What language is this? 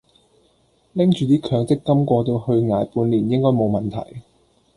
Cantonese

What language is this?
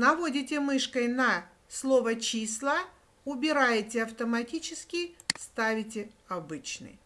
Russian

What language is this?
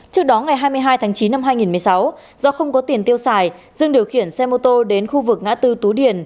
Vietnamese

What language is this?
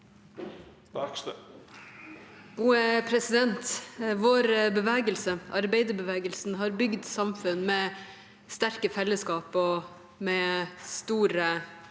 Norwegian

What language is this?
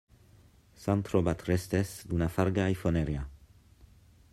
Catalan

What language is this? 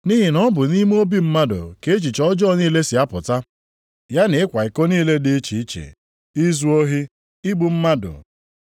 Igbo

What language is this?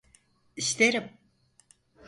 Turkish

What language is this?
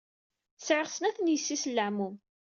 Kabyle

